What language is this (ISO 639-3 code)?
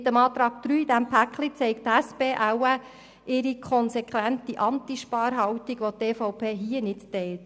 gsw